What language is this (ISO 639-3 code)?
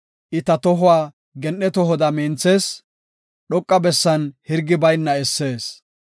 gof